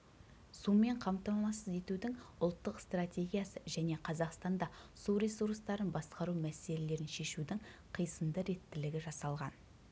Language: Kazakh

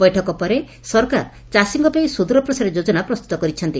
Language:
Odia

